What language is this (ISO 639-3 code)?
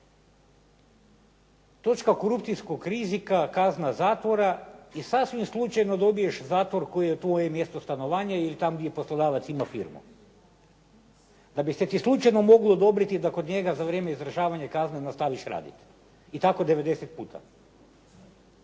hrv